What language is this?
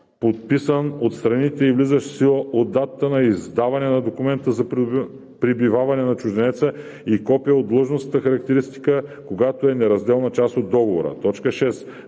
Bulgarian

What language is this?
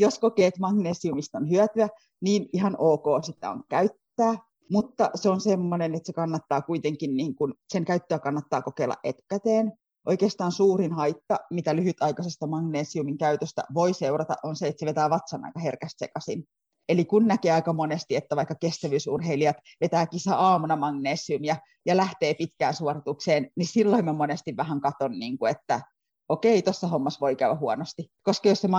Finnish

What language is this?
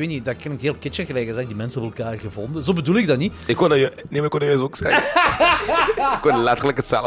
Dutch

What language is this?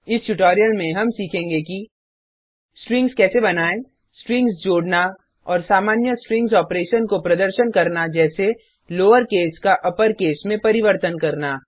Hindi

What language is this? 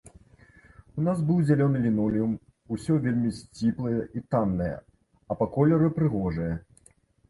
Belarusian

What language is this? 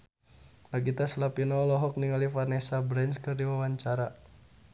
Sundanese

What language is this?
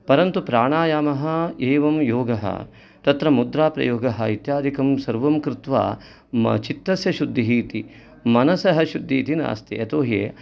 Sanskrit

